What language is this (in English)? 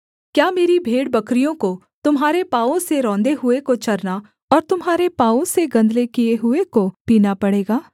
Hindi